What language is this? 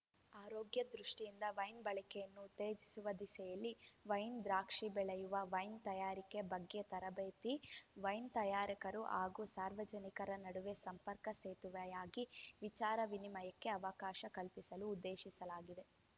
Kannada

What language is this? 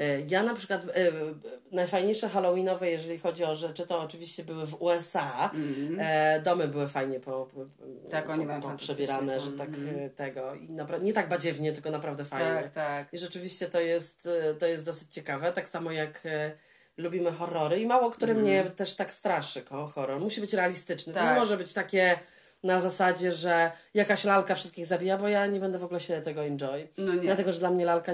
Polish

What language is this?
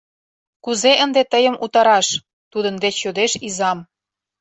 Mari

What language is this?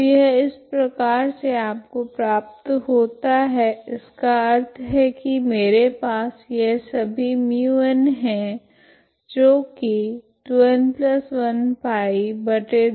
Hindi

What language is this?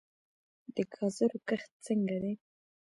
Pashto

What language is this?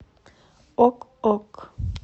Russian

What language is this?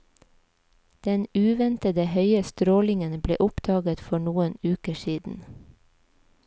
Norwegian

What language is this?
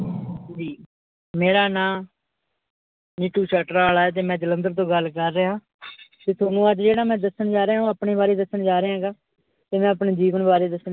Punjabi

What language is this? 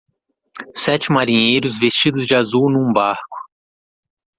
Portuguese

